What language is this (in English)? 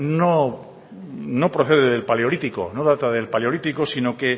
Spanish